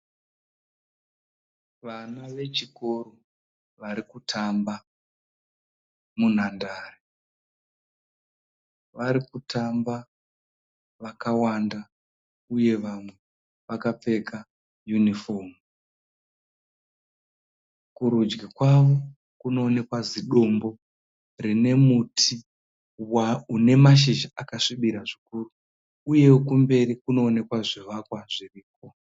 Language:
Shona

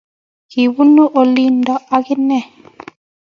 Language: Kalenjin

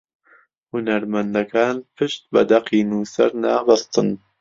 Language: Central Kurdish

